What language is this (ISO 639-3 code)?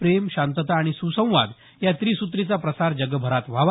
mar